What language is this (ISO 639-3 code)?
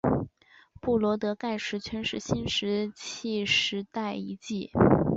zho